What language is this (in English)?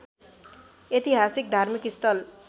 Nepali